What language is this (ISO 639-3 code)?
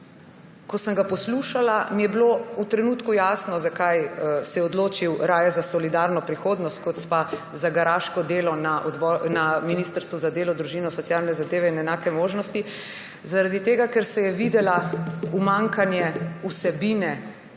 slv